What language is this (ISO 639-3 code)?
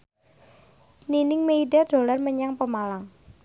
jav